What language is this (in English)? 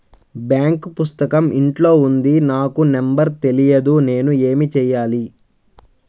Telugu